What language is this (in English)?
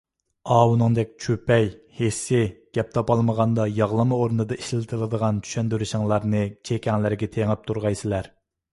Uyghur